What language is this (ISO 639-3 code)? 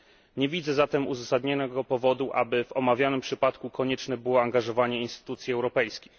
pol